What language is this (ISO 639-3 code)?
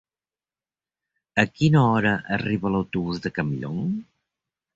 cat